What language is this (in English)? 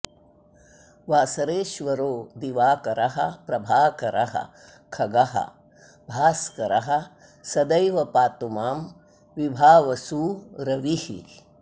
Sanskrit